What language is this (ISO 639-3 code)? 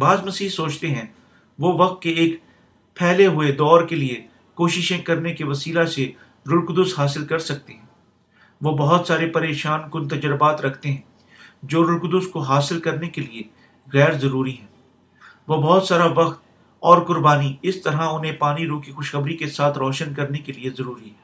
urd